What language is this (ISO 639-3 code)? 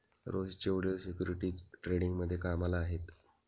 mar